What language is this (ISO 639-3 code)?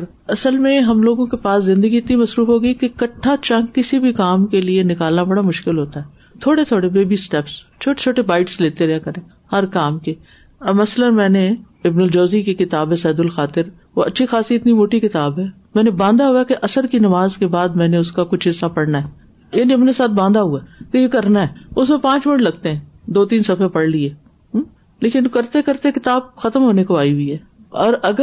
urd